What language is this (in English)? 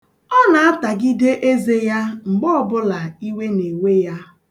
Igbo